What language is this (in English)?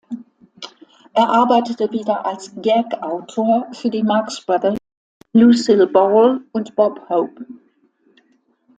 German